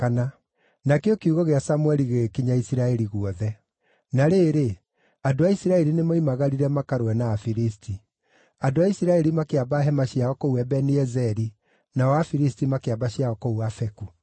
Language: Kikuyu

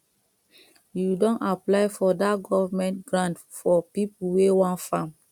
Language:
Nigerian Pidgin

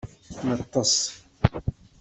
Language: Kabyle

